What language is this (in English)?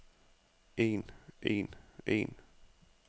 Danish